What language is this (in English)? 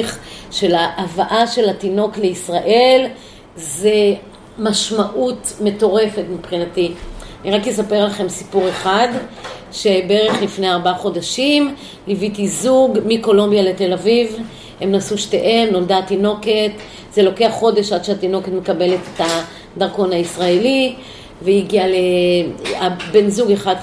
Hebrew